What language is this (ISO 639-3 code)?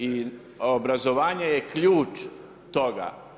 hrv